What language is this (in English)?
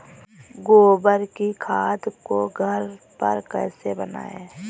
Hindi